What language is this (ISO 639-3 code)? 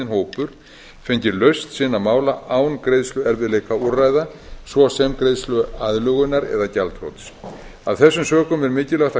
isl